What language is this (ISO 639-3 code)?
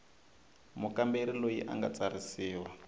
tso